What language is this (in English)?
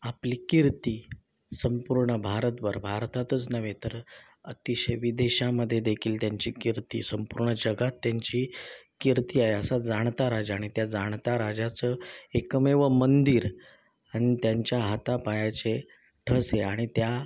Marathi